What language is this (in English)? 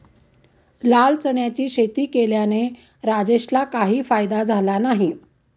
Marathi